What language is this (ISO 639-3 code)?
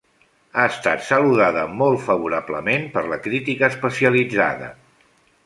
cat